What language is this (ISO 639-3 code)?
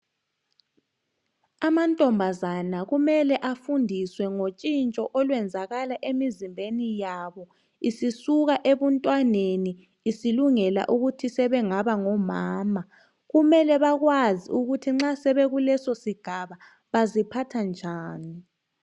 nde